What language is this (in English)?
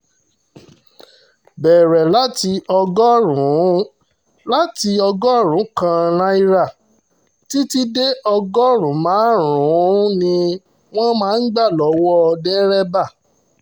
Yoruba